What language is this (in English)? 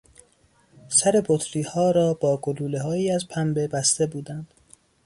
Persian